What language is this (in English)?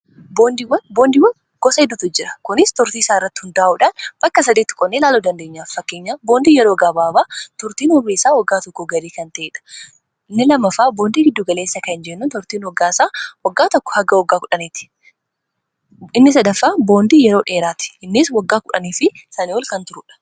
Oromo